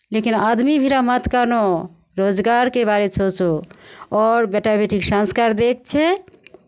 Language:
Maithili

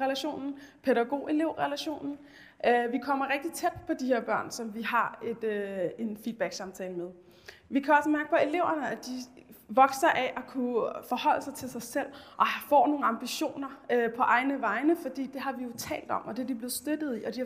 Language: Danish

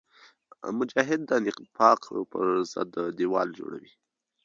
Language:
Pashto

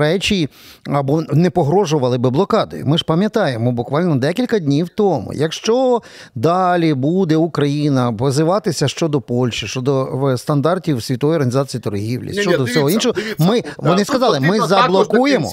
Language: Ukrainian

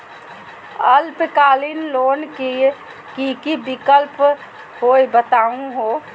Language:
Magahi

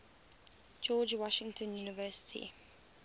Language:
English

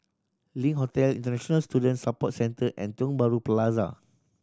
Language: English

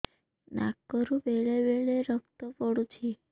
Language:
Odia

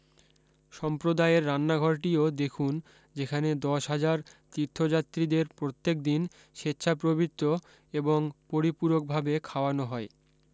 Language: Bangla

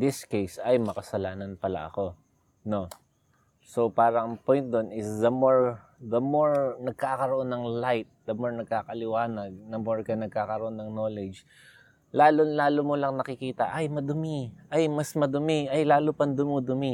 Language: Filipino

